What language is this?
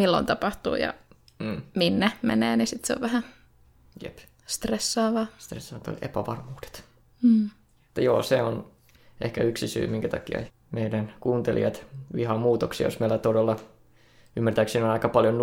Finnish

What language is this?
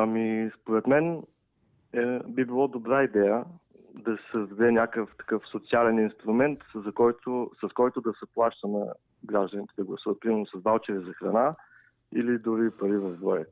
Bulgarian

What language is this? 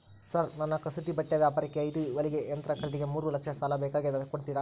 Kannada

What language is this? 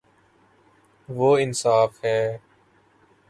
Urdu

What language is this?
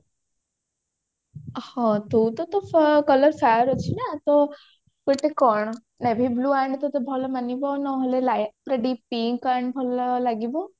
Odia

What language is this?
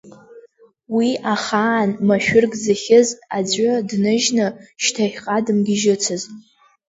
Abkhazian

